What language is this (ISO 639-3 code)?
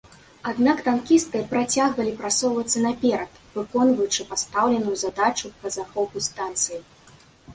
bel